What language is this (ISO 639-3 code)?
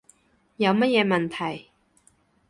yue